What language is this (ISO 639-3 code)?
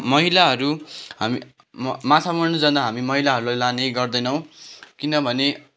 nep